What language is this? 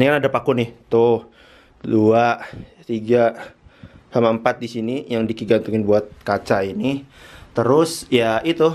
Indonesian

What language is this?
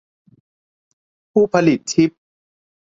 Thai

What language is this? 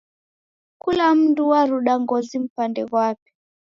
Taita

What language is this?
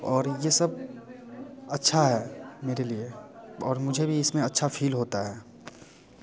Hindi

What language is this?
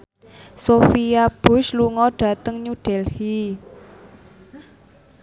Javanese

